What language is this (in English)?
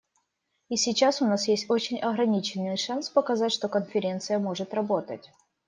Russian